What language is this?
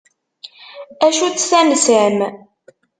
Kabyle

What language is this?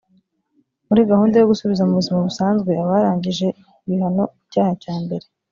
Kinyarwanda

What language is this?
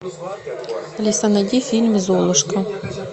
Russian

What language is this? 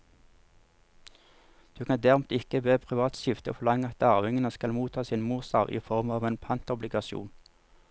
Norwegian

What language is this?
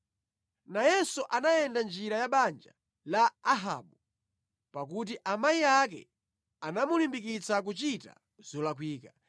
Nyanja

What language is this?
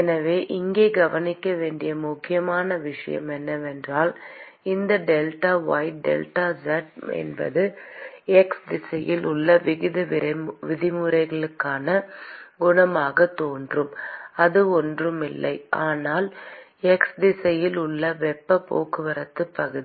Tamil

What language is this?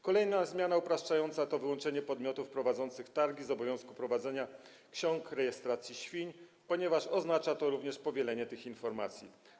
Polish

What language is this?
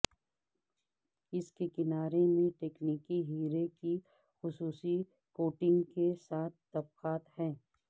Urdu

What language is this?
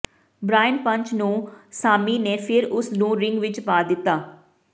Punjabi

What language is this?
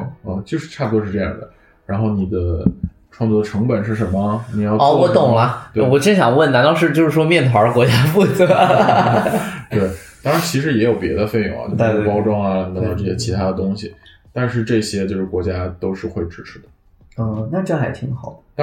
Chinese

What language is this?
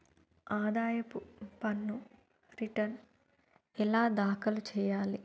Telugu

